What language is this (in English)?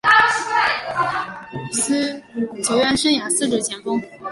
Chinese